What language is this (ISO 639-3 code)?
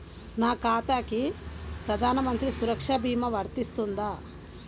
tel